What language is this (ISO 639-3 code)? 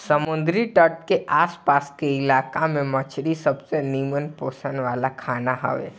bho